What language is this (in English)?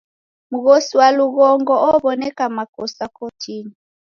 Taita